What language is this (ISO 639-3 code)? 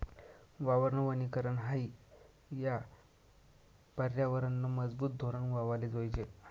mar